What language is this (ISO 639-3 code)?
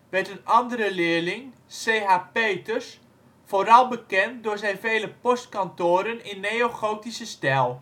nld